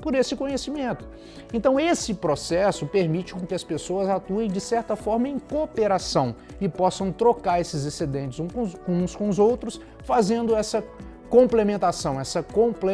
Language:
Portuguese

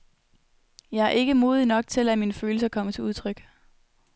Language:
Danish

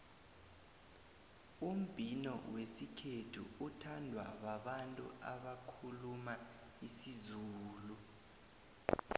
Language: South Ndebele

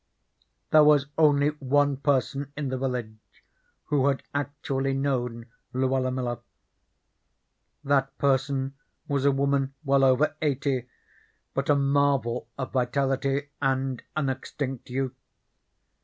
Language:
English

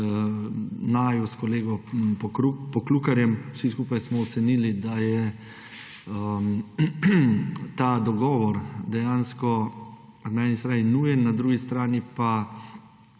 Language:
Slovenian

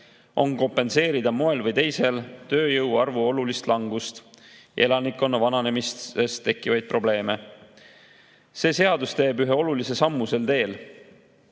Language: Estonian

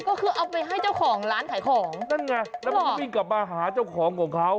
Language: Thai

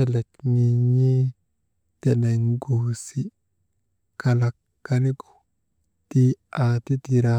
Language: Maba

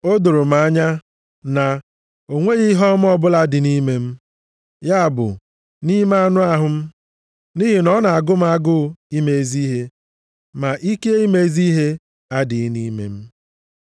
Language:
Igbo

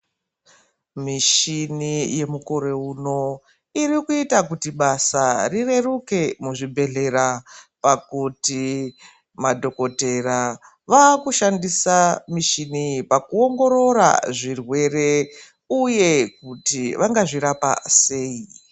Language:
Ndau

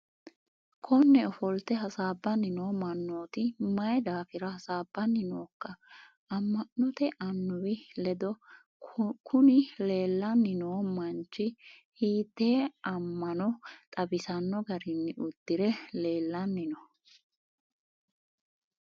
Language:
Sidamo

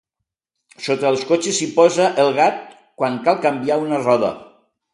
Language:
Catalan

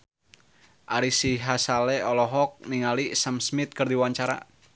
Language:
Sundanese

